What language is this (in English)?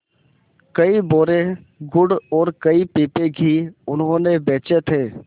Hindi